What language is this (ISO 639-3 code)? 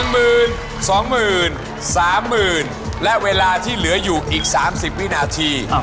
tha